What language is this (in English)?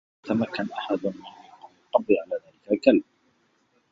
Arabic